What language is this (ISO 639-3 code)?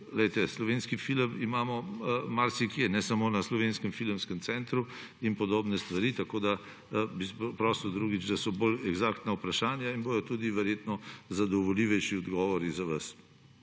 slv